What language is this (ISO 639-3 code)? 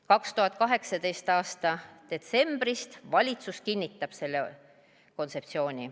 est